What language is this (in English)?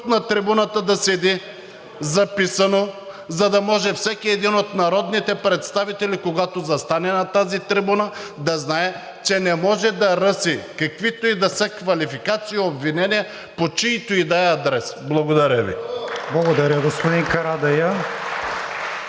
Bulgarian